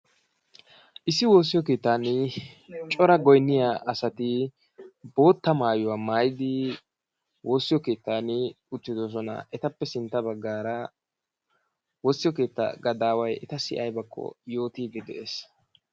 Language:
Wolaytta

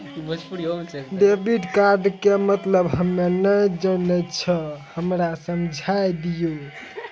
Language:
Maithili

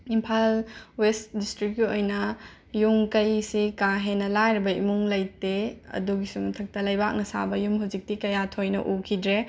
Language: Manipuri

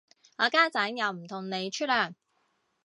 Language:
Cantonese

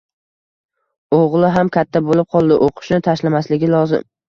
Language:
Uzbek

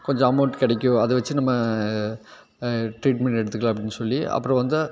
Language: Tamil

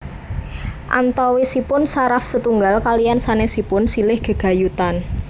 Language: Javanese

